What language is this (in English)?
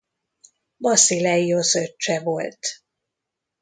Hungarian